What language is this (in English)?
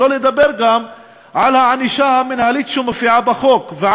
Hebrew